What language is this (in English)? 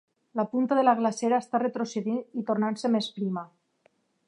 Catalan